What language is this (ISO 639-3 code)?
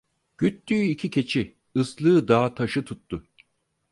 tur